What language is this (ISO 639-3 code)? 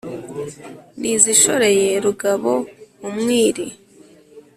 kin